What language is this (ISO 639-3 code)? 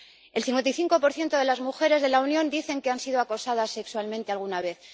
spa